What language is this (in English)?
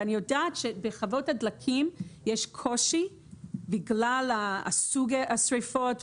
Hebrew